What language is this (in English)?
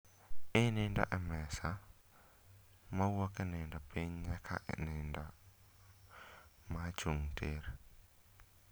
Luo (Kenya and Tanzania)